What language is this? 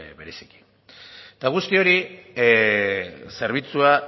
Basque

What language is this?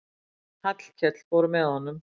Icelandic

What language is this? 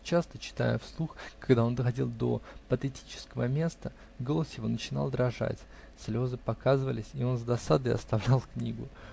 Russian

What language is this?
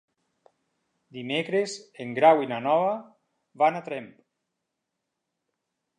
Catalan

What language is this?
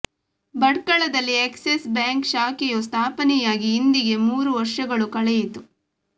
Kannada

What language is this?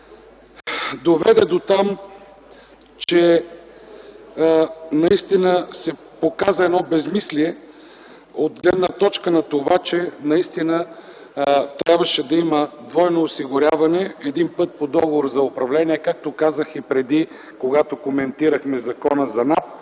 Bulgarian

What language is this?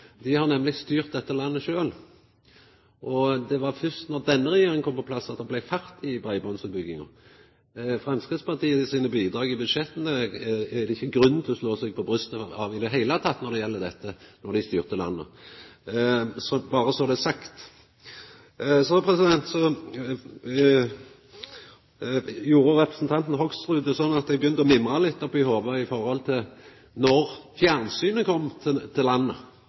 Norwegian Nynorsk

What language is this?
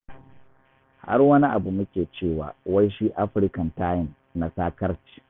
Hausa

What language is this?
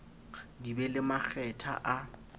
Southern Sotho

